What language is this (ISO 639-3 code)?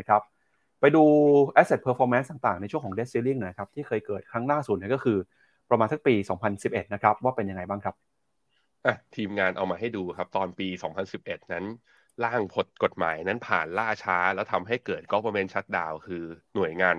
tha